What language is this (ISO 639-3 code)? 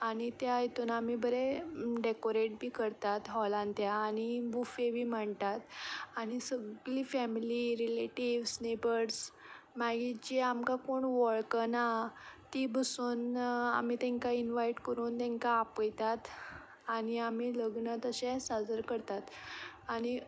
kok